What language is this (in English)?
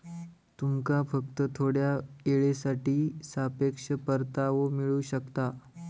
Marathi